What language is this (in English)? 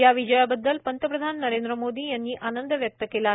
Marathi